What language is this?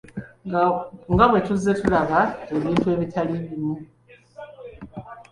Ganda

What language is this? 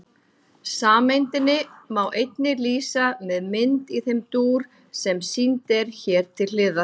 Icelandic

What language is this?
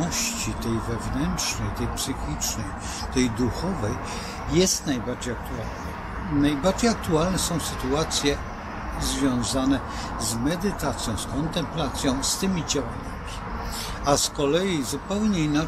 Polish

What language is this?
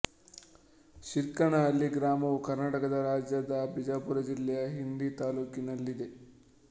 Kannada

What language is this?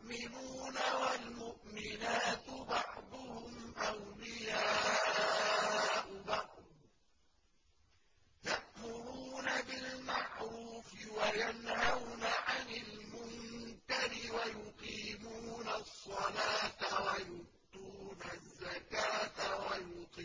Arabic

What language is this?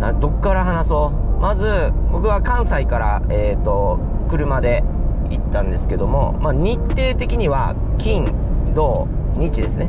Japanese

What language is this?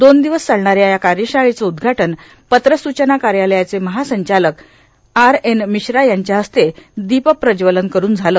Marathi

